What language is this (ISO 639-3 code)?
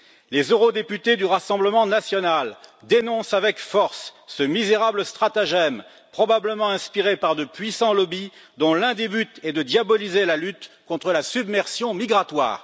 fra